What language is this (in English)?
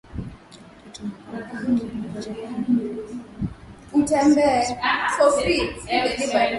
Swahili